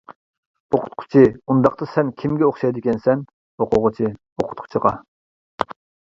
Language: Uyghur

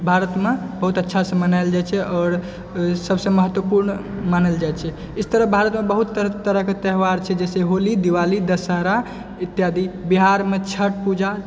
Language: Maithili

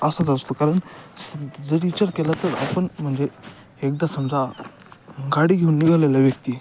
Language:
Marathi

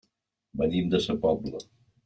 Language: Catalan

